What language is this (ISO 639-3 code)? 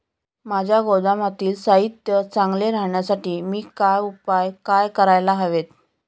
mar